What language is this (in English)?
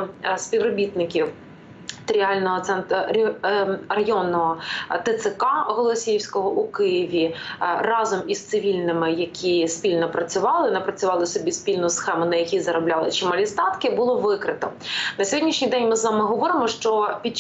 Ukrainian